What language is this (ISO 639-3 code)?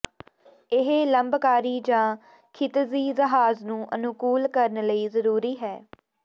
pan